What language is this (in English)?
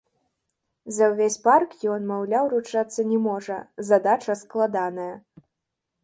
Belarusian